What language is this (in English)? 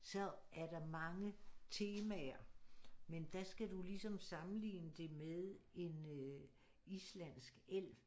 Danish